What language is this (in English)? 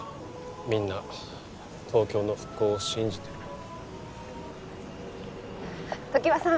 Japanese